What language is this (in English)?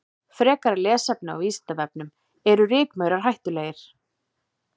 Icelandic